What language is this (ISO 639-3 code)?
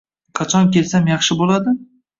uzb